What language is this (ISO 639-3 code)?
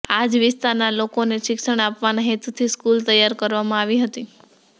guj